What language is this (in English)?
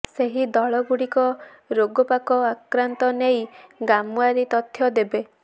Odia